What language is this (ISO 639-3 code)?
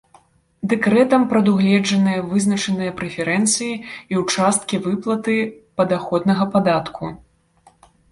bel